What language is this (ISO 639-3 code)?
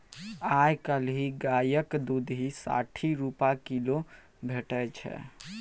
mai